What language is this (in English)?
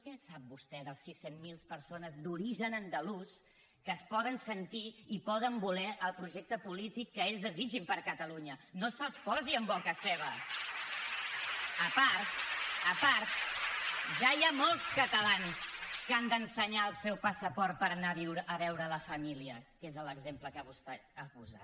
Catalan